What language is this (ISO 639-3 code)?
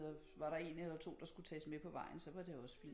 dan